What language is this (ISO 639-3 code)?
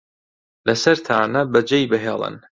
ckb